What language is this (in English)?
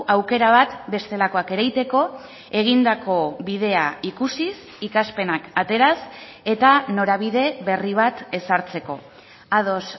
Basque